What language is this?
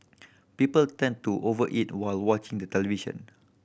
English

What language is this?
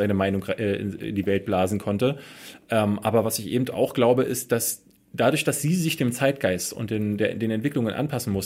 German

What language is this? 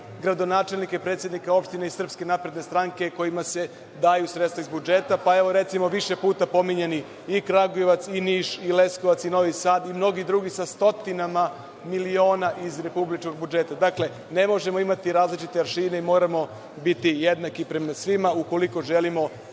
Serbian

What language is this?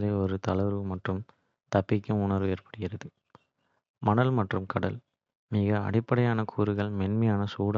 Kota (India)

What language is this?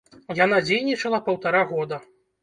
Belarusian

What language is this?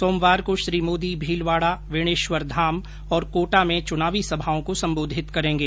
Hindi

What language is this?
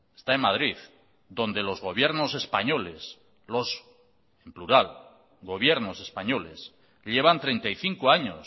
Spanish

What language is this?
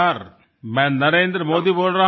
Gujarati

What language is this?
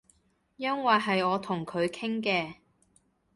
Cantonese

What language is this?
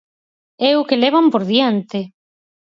Galician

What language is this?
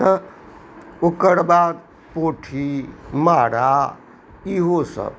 Maithili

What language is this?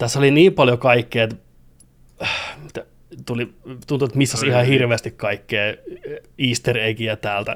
Finnish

